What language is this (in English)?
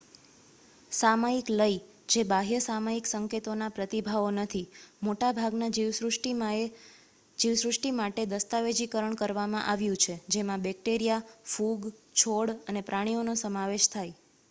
Gujarati